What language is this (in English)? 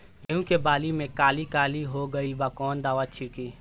Bhojpuri